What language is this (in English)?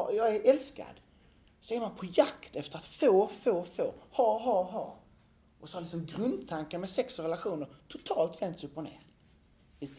Swedish